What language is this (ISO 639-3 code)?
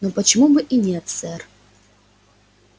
rus